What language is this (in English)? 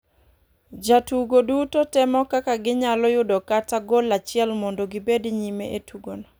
Luo (Kenya and Tanzania)